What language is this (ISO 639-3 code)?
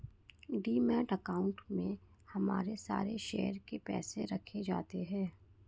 hin